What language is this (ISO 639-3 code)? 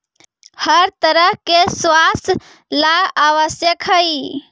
mag